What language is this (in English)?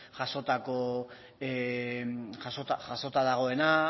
Basque